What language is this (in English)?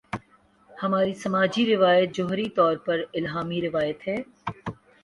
Urdu